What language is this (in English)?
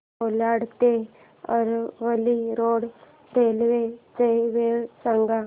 Marathi